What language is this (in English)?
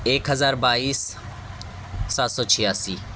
Urdu